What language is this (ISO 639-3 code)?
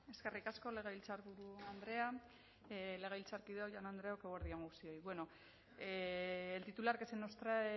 eus